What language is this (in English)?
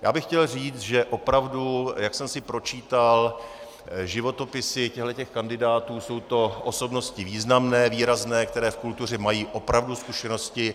Czech